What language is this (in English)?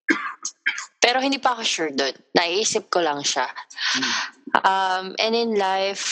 Filipino